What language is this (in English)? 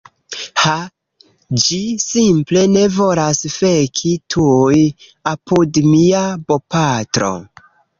Esperanto